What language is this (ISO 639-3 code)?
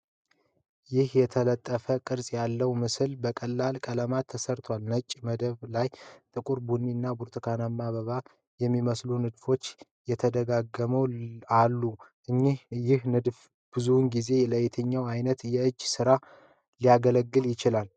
amh